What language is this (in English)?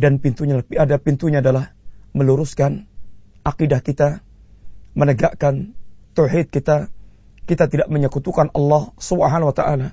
Malay